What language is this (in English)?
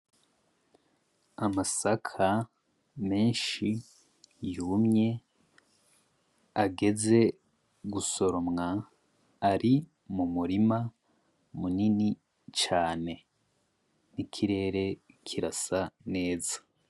Rundi